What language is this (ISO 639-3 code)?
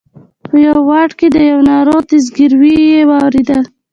pus